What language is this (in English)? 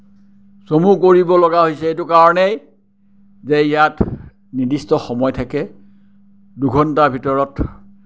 Assamese